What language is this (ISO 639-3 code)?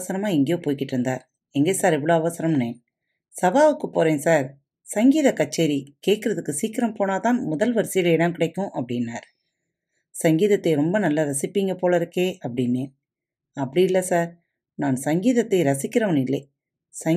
tam